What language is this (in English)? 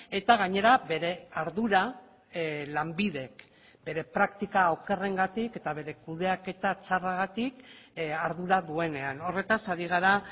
Basque